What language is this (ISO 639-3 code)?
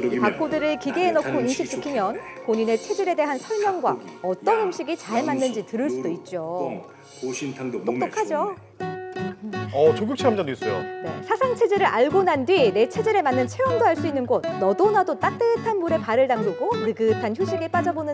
kor